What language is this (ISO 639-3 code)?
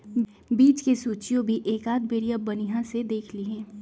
mag